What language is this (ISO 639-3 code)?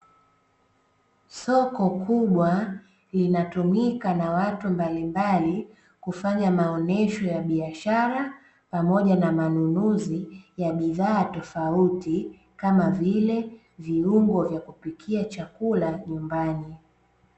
swa